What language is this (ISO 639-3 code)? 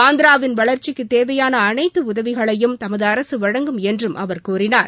tam